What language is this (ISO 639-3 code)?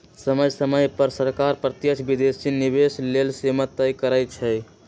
mag